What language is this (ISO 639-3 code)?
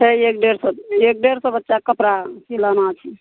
mai